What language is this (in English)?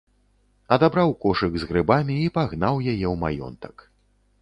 Belarusian